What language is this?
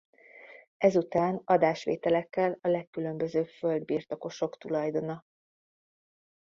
Hungarian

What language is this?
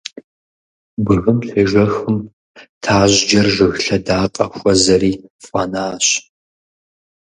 Kabardian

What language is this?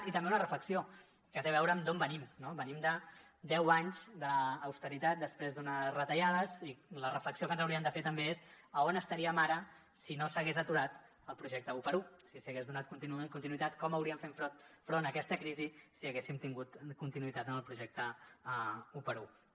Catalan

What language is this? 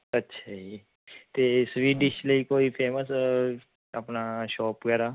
Punjabi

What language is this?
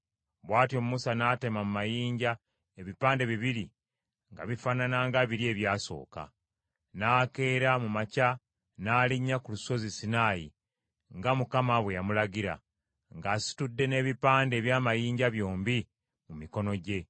Ganda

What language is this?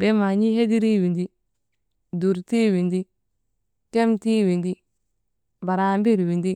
Maba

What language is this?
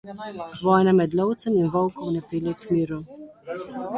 Slovenian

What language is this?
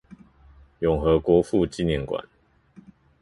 Chinese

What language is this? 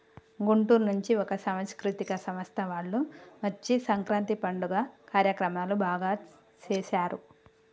Telugu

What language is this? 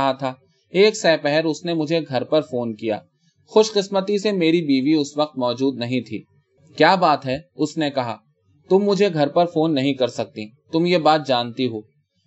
Urdu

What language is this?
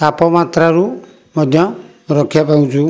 Odia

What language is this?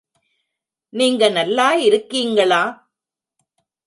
Tamil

